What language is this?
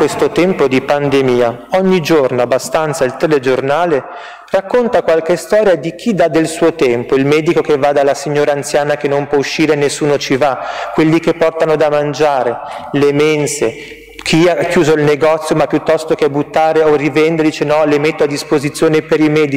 Italian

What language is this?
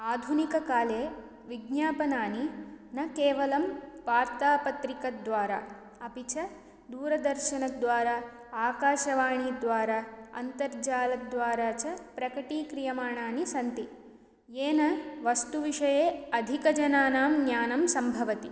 Sanskrit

